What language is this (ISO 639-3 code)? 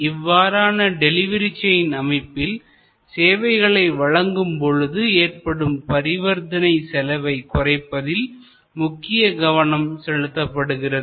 tam